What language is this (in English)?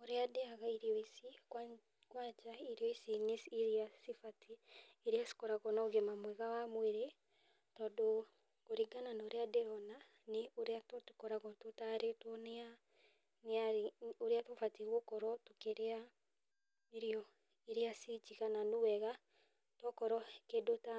Kikuyu